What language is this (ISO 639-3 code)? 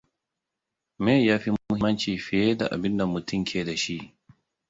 hau